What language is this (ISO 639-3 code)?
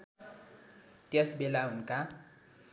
nep